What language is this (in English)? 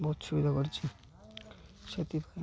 Odia